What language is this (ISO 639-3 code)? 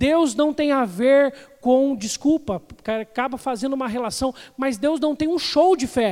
por